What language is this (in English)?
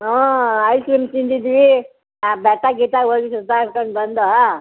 Kannada